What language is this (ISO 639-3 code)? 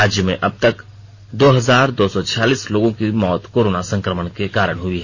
hin